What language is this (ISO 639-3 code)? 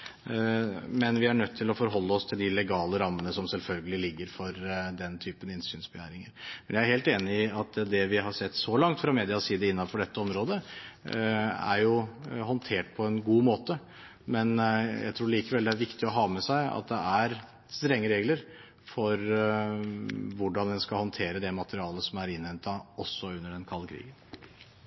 nob